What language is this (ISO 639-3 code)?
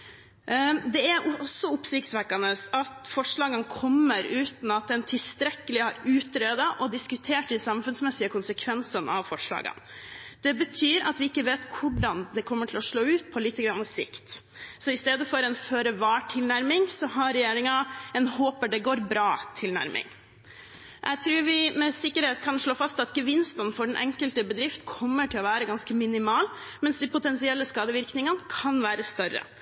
nob